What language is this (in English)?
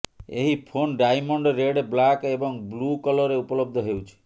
Odia